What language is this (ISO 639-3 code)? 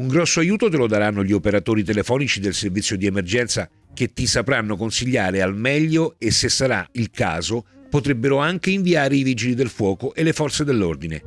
ita